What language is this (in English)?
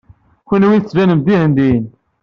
Kabyle